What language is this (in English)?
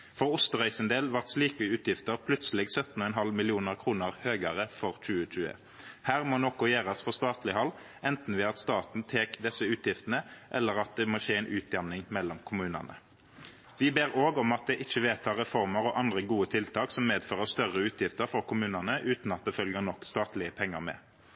Norwegian Nynorsk